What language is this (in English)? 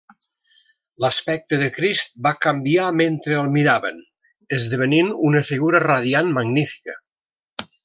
Catalan